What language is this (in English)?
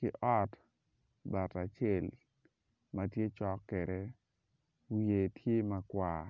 Acoli